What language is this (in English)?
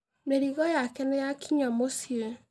Kikuyu